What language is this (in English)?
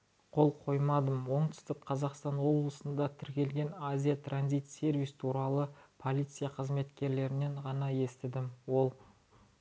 Kazakh